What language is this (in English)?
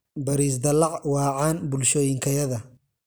Somali